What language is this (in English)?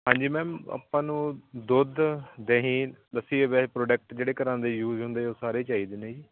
Punjabi